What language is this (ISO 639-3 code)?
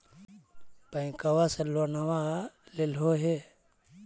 mag